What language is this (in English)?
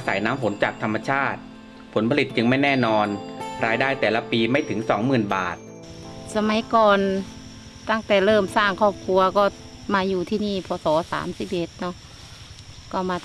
Thai